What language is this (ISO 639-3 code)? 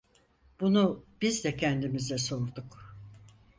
tur